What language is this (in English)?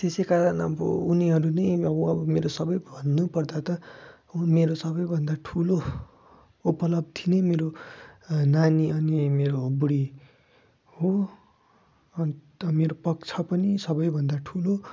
Nepali